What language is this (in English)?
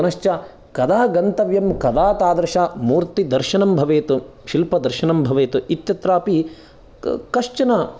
Sanskrit